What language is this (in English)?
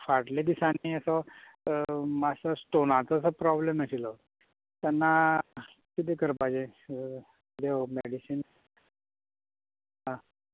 Konkani